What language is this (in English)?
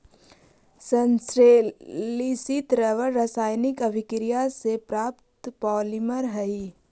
Magahi